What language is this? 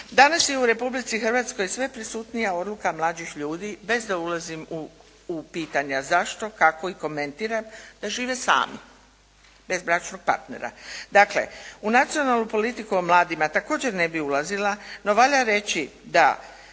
Croatian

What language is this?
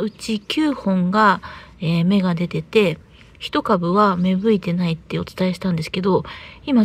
Japanese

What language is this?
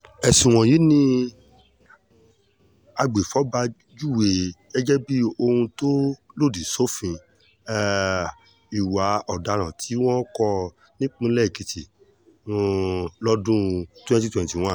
Yoruba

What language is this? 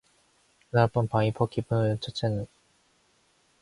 Korean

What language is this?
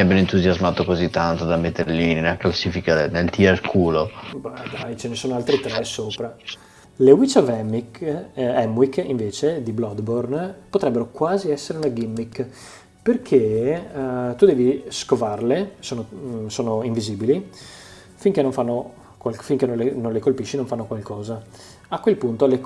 Italian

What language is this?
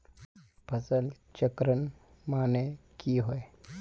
Magahi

